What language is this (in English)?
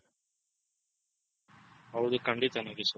Kannada